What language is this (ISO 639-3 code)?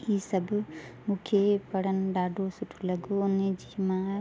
snd